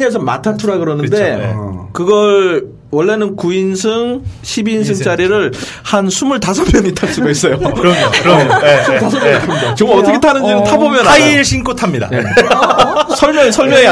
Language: Korean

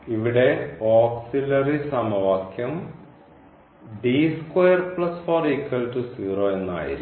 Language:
Malayalam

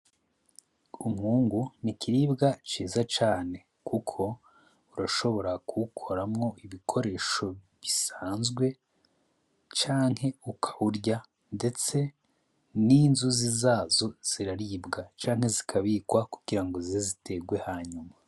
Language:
Rundi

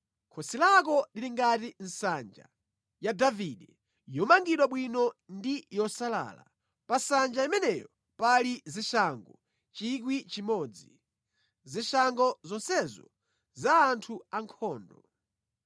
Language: Nyanja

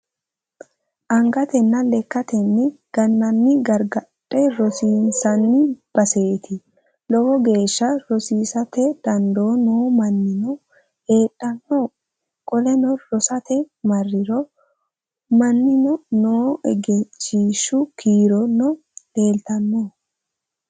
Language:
Sidamo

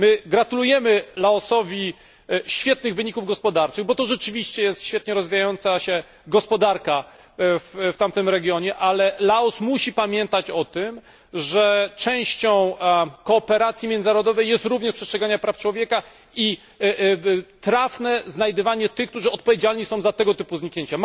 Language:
Polish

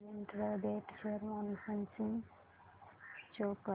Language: Marathi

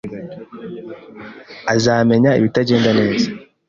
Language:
Kinyarwanda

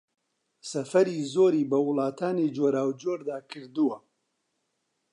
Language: Central Kurdish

